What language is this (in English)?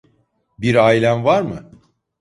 Turkish